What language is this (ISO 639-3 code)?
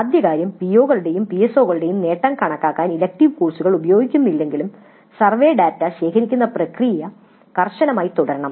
mal